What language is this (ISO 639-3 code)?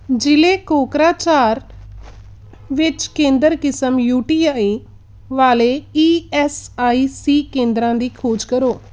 pan